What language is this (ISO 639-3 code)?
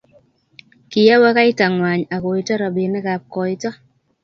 kln